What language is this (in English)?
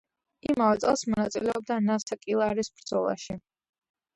Georgian